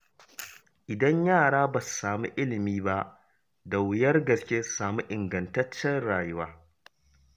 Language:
Hausa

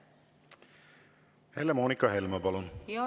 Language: Estonian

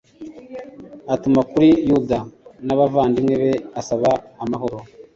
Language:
Kinyarwanda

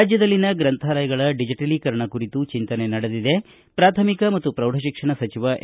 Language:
Kannada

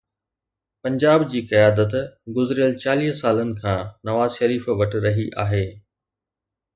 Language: Sindhi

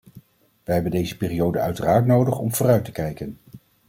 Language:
Dutch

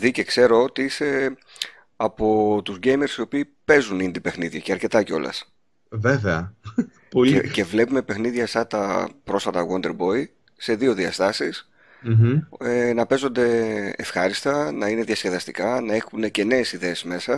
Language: Greek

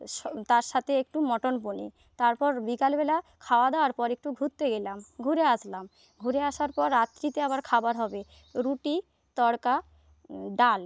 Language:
Bangla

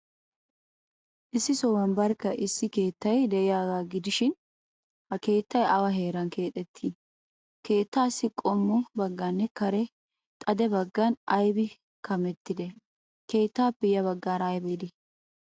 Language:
Wolaytta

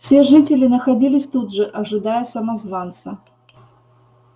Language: Russian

